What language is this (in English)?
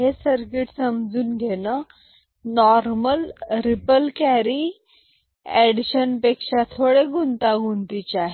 Marathi